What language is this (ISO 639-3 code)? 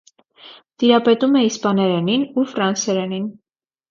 hye